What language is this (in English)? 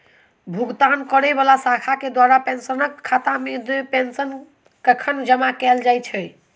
Maithili